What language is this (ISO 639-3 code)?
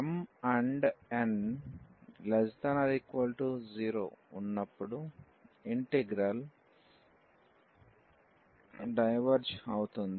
tel